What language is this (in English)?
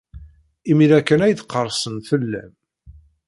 Kabyle